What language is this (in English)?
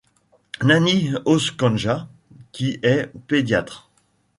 French